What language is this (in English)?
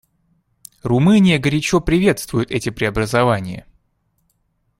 Russian